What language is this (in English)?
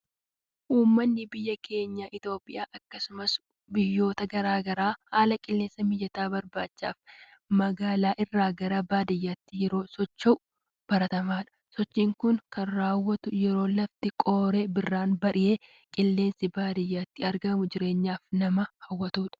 Oromo